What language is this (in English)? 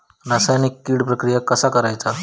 Marathi